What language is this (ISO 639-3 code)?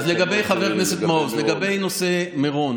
heb